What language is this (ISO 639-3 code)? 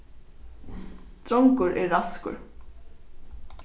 fao